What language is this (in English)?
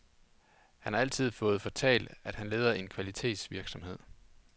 Danish